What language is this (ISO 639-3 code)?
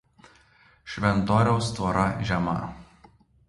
lit